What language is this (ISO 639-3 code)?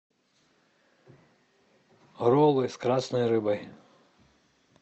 rus